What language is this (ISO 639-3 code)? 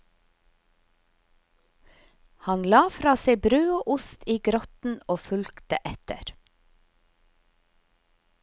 nor